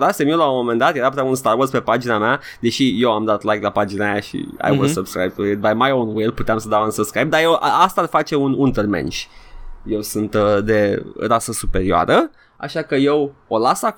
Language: Romanian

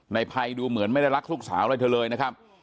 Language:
Thai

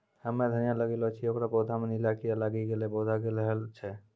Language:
Maithili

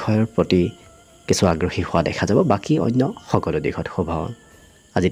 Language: Bangla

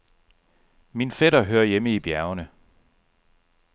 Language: Danish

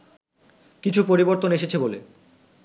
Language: Bangla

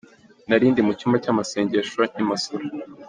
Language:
Kinyarwanda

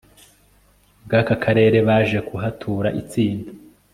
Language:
Kinyarwanda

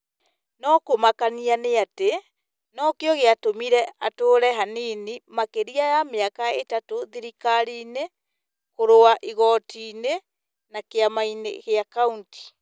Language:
Kikuyu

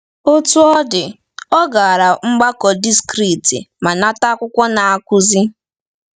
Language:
Igbo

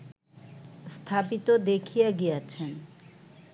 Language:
Bangla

